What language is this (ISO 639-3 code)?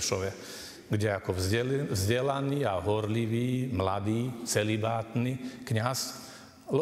slk